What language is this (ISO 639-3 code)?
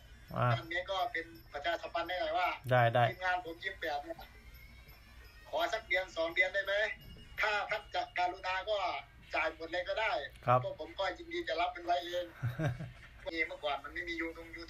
tha